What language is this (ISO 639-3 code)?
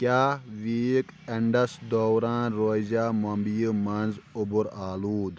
kas